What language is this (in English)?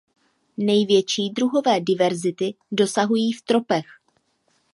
Czech